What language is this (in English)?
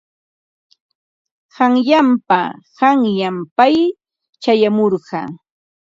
Ambo-Pasco Quechua